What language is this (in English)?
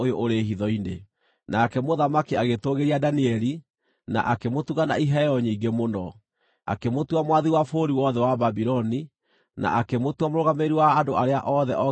Kikuyu